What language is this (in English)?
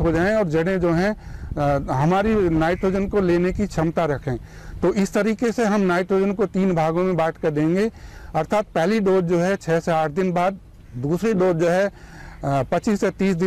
Hindi